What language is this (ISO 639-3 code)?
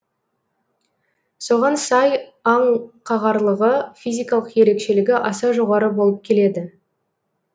kaz